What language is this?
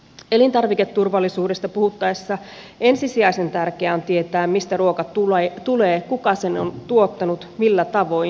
Finnish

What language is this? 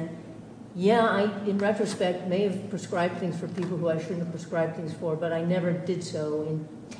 English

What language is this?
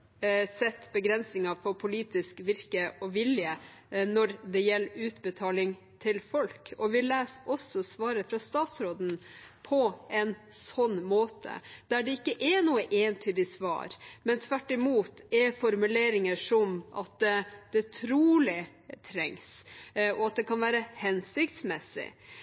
Norwegian Bokmål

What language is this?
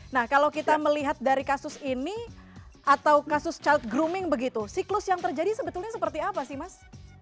Indonesian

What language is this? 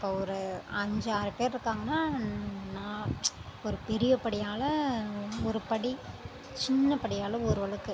Tamil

